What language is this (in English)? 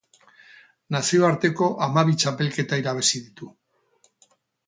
Basque